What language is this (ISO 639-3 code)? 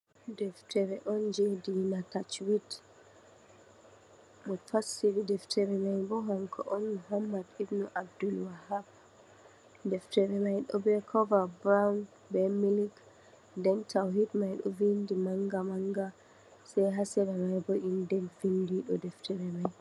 ful